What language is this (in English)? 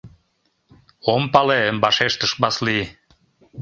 Mari